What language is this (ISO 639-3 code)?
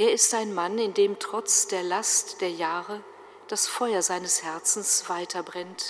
deu